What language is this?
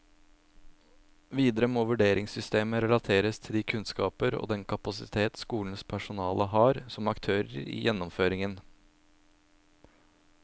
Norwegian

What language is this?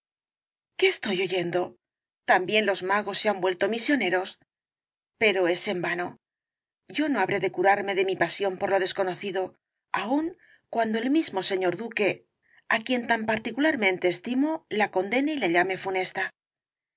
Spanish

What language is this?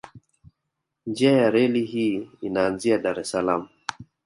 Swahili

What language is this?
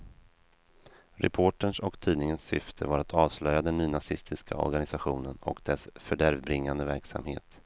Swedish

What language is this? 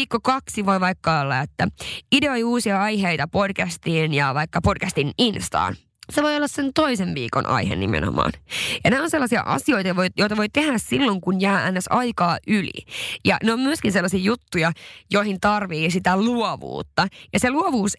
Finnish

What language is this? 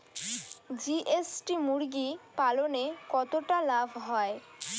Bangla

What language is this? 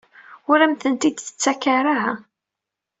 Kabyle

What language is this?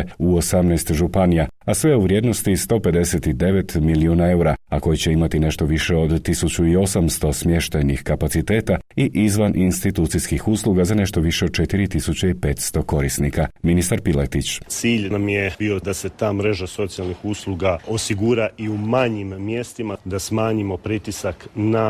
Croatian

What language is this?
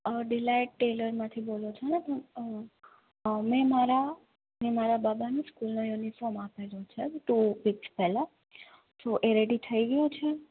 Gujarati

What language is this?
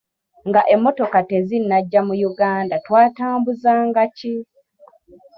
Ganda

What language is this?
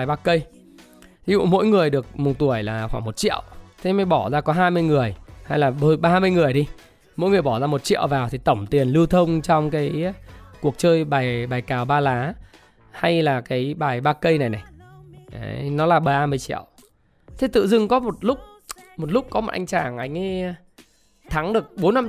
Vietnamese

